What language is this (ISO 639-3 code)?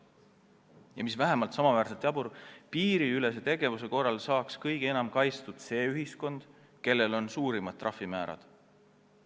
est